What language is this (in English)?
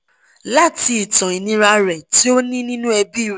Yoruba